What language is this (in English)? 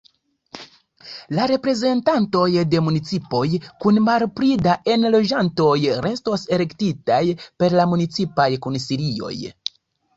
Esperanto